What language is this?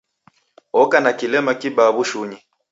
Taita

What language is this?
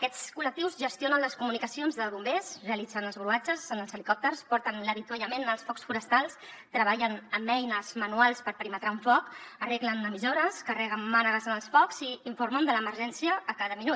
Catalan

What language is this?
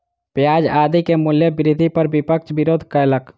Maithili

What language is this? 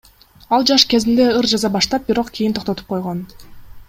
Kyrgyz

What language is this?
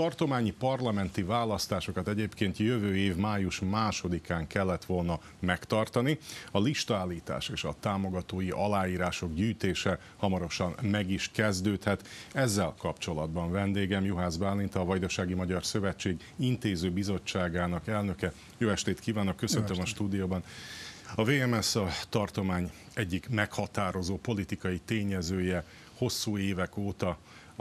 Hungarian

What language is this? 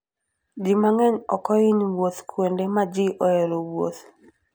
Luo (Kenya and Tanzania)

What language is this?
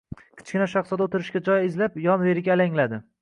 Uzbek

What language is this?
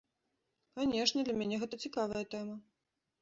Belarusian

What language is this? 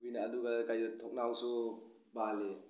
Manipuri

